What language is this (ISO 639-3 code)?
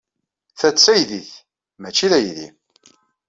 kab